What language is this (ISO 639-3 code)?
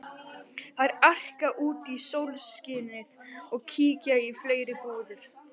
isl